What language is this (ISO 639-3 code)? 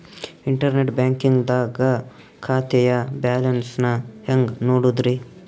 kan